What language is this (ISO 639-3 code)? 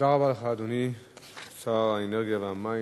heb